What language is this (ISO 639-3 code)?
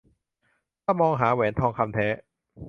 tha